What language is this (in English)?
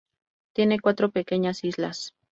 Spanish